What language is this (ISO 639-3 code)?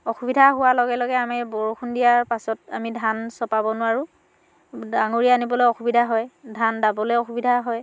asm